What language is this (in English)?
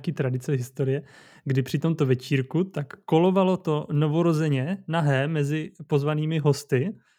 Czech